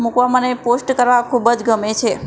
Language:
Gujarati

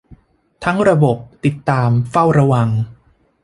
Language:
Thai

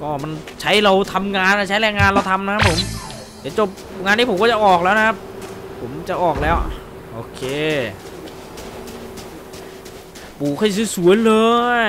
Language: Thai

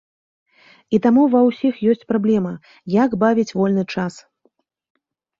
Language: Belarusian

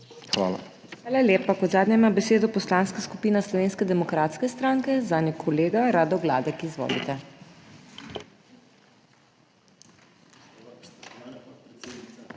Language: Slovenian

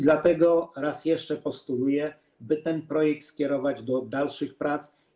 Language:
Polish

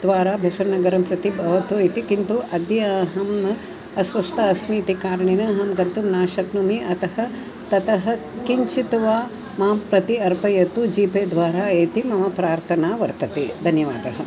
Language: Sanskrit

